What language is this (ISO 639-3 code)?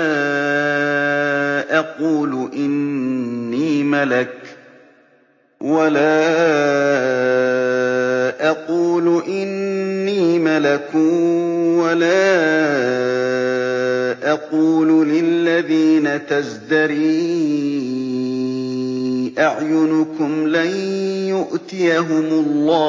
ara